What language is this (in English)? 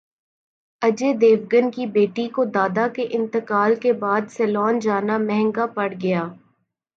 Urdu